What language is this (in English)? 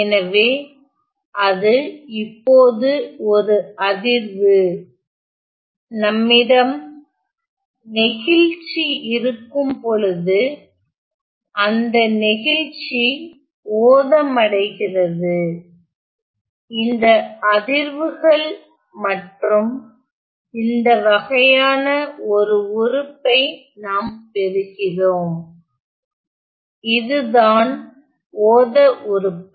Tamil